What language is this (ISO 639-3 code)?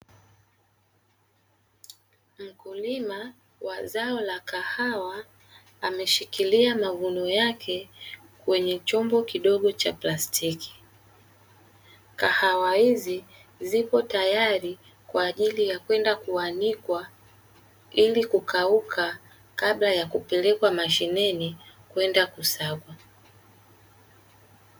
swa